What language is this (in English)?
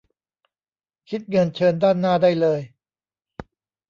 Thai